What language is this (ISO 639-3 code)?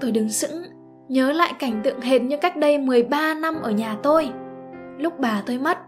vie